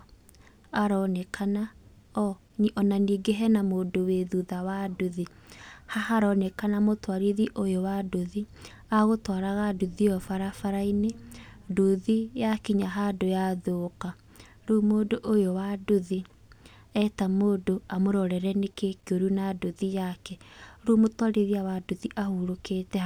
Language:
Kikuyu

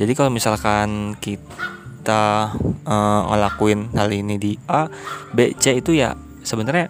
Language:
Indonesian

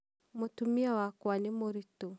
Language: Kikuyu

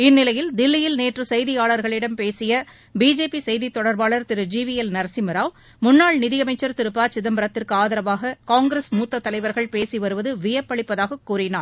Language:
Tamil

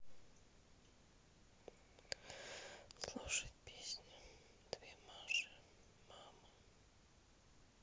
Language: Russian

